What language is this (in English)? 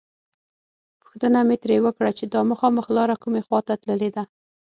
Pashto